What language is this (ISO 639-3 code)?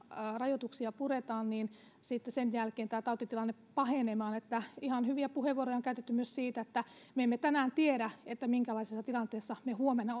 fin